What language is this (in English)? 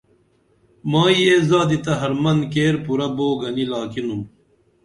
Dameli